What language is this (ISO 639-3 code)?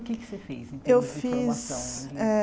por